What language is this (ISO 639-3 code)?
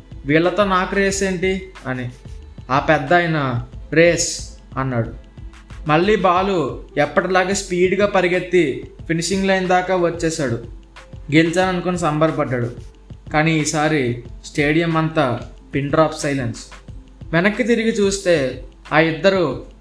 tel